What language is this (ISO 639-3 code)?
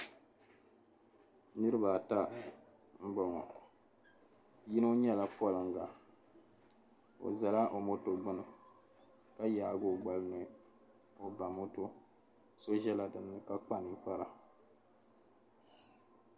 dag